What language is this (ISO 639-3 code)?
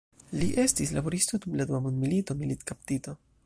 epo